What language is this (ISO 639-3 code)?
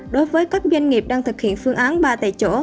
vie